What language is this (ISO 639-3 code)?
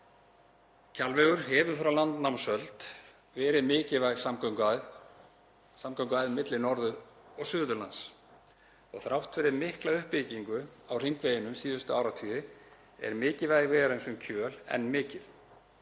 isl